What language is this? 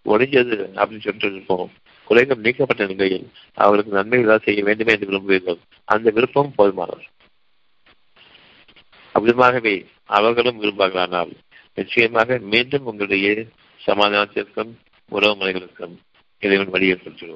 Tamil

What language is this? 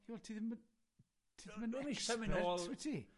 Welsh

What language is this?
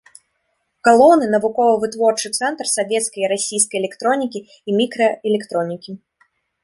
Belarusian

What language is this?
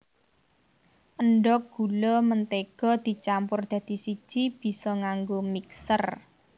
Javanese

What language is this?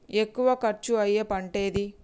Telugu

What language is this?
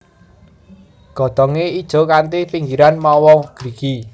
Javanese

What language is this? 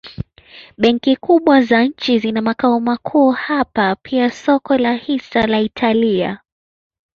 Swahili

